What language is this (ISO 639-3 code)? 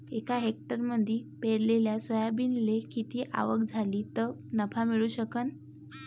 mar